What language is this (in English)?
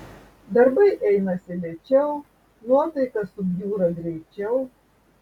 Lithuanian